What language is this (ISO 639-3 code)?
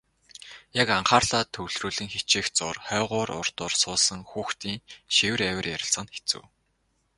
mon